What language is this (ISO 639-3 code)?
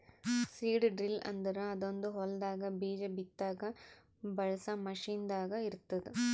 kan